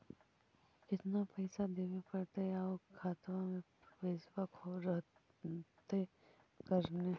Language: Magahi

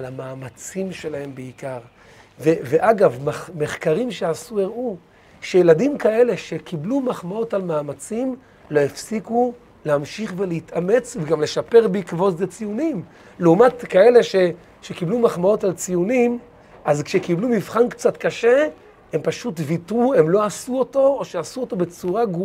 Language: Hebrew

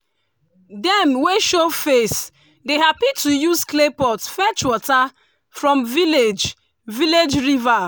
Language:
Nigerian Pidgin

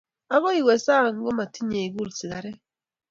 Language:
Kalenjin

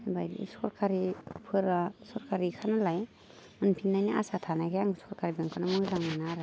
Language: Bodo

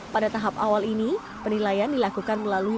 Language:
Indonesian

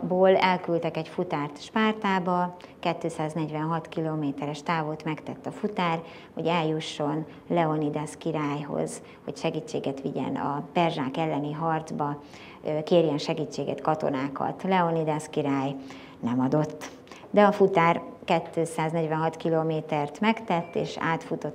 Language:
Hungarian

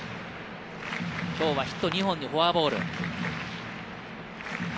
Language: Japanese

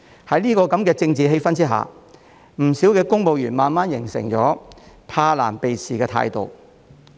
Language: Cantonese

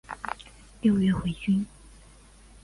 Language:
Chinese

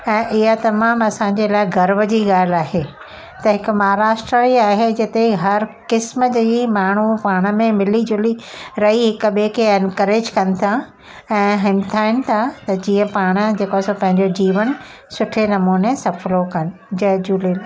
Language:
Sindhi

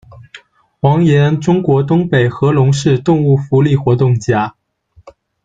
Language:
Chinese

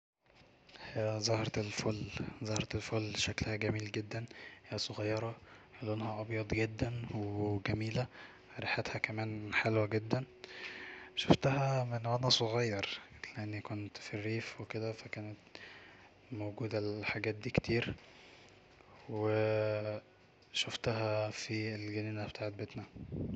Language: Egyptian Arabic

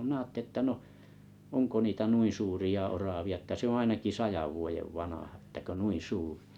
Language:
Finnish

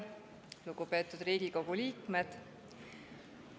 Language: Estonian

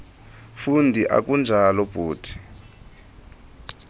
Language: Xhosa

